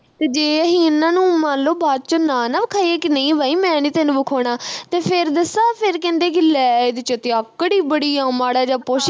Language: Punjabi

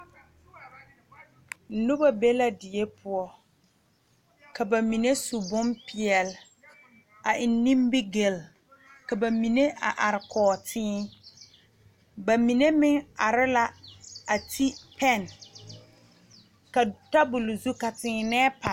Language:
Southern Dagaare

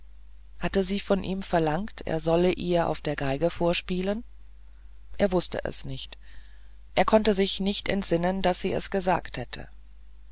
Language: German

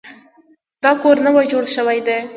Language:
Pashto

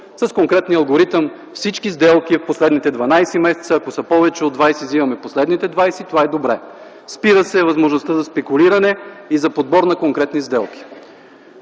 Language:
Bulgarian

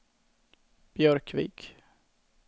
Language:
Swedish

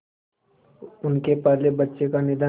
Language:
Hindi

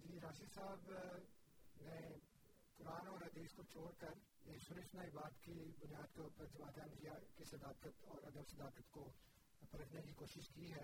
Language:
Urdu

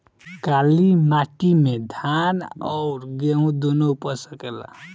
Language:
Bhojpuri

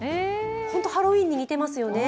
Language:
Japanese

